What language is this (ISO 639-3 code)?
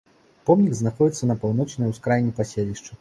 bel